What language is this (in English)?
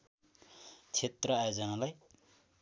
Nepali